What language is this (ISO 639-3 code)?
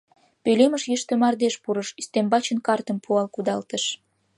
chm